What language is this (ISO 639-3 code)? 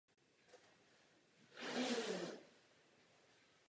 ces